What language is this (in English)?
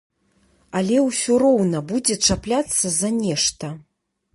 Belarusian